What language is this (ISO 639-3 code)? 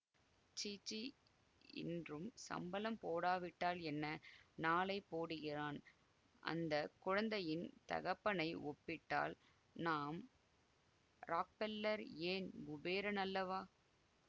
tam